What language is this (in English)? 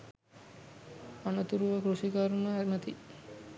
Sinhala